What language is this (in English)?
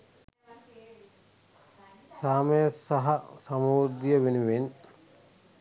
Sinhala